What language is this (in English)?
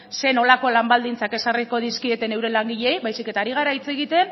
Basque